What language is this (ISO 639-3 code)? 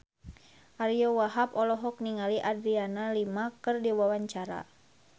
sun